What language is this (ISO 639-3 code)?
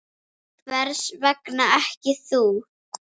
isl